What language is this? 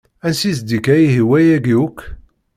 Kabyle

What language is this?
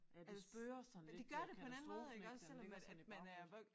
Danish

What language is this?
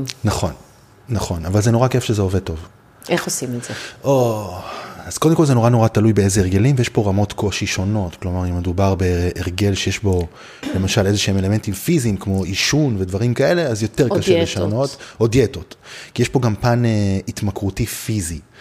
Hebrew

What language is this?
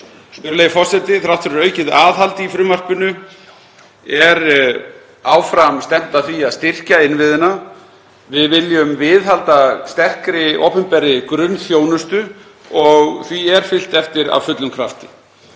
Icelandic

